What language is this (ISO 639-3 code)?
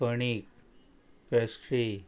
kok